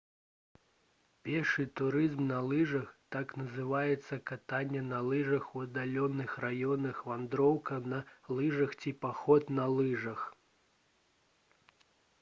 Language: Belarusian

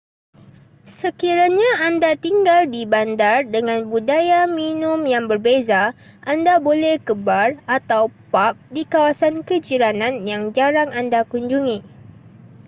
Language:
Malay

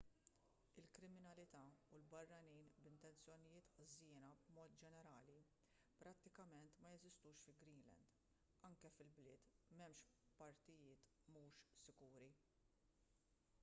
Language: Maltese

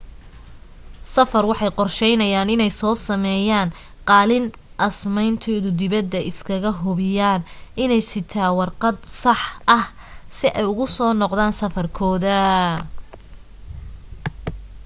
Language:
Somali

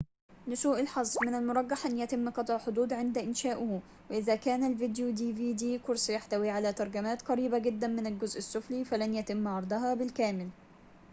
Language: Arabic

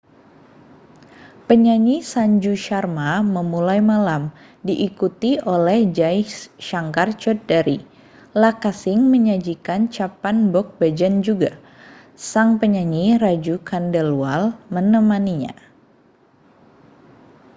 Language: Indonesian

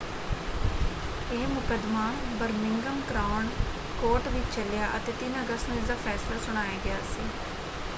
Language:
Punjabi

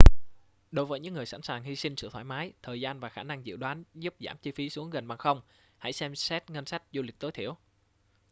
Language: Vietnamese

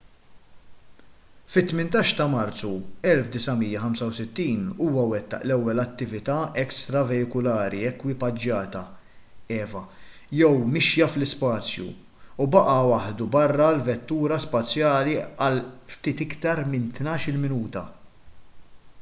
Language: Maltese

